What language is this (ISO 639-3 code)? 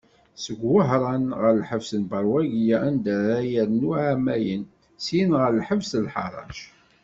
kab